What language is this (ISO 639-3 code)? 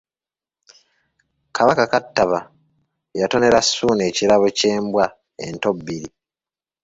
lug